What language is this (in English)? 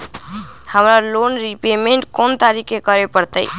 Magahi